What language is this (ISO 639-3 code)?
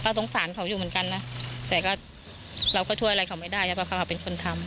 tha